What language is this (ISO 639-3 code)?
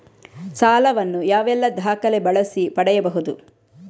kan